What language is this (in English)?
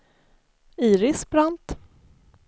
Swedish